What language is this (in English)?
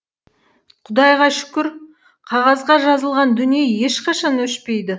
Kazakh